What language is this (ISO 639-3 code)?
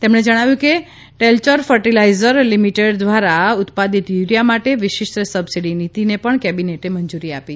guj